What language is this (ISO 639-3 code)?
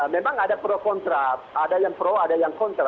ind